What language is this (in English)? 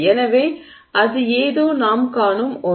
Tamil